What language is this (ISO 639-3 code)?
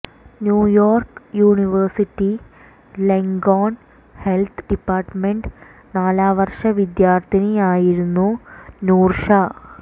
mal